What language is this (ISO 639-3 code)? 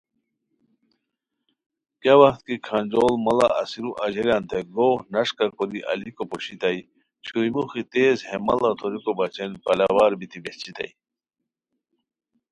khw